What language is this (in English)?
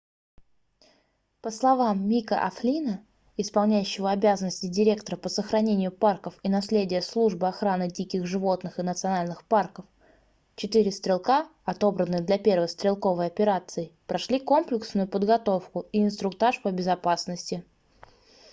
Russian